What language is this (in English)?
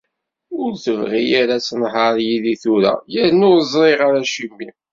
Kabyle